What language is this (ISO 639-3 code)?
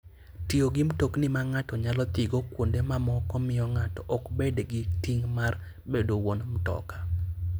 luo